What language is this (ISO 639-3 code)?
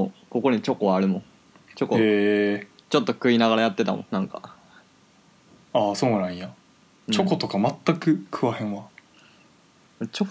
jpn